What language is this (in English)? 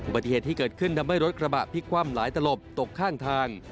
Thai